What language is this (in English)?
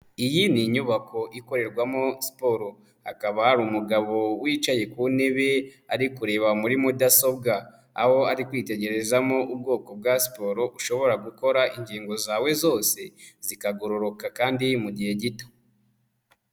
Kinyarwanda